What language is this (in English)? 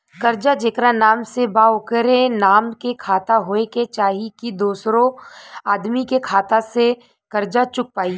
Bhojpuri